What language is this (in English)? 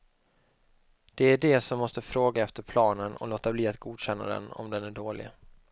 Swedish